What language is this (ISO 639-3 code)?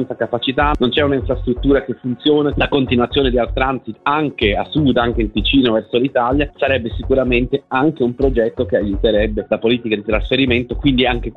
ita